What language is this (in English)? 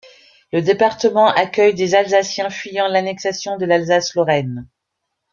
French